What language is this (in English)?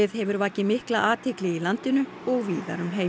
Icelandic